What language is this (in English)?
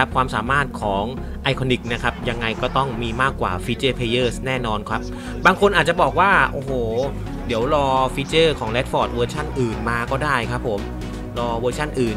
Thai